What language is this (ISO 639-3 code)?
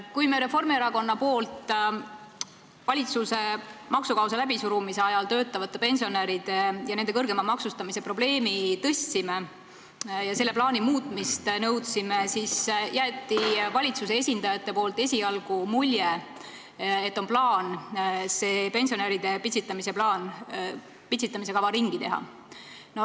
est